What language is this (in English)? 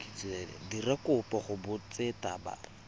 Tswana